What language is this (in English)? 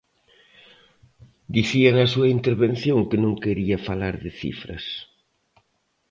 Galician